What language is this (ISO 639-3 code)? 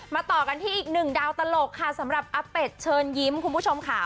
tha